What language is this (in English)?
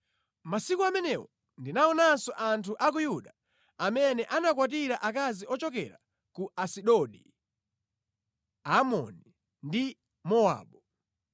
Nyanja